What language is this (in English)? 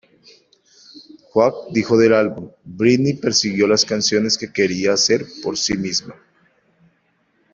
Spanish